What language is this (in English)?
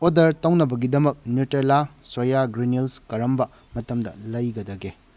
Manipuri